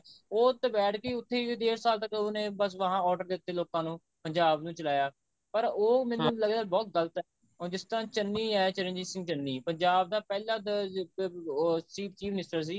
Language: Punjabi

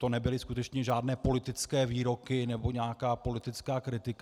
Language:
Czech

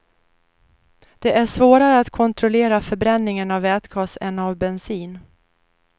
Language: Swedish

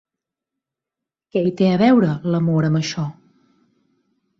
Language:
Catalan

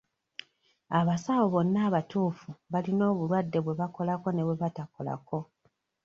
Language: Ganda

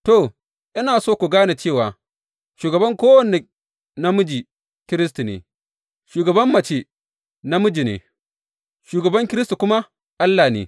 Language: Hausa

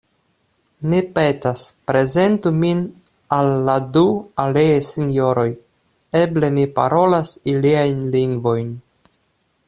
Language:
Esperanto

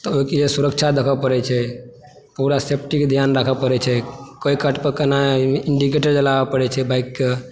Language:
Maithili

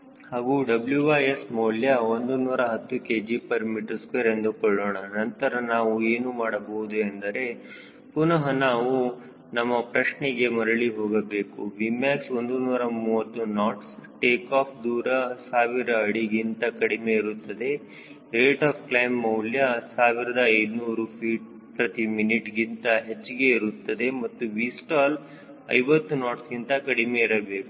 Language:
Kannada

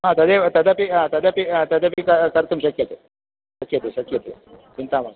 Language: Sanskrit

